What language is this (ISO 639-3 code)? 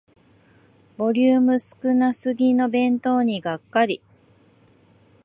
jpn